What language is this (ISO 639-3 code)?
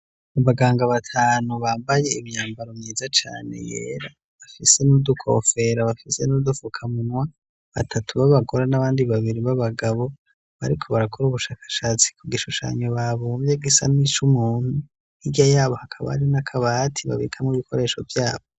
run